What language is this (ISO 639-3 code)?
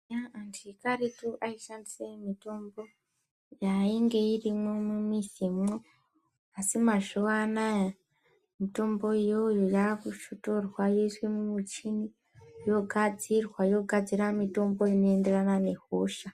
ndc